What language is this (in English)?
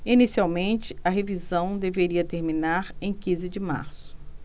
Portuguese